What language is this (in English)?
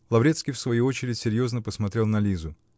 Russian